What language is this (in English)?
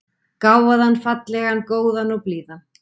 Icelandic